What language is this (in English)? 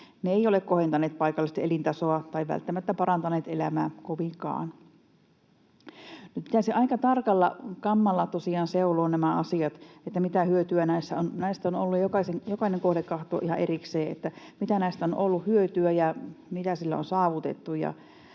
Finnish